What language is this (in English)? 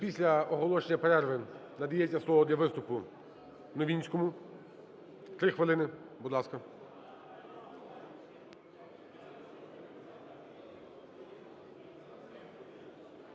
Ukrainian